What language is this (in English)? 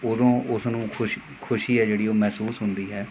Punjabi